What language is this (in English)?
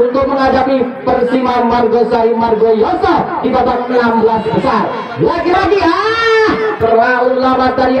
Indonesian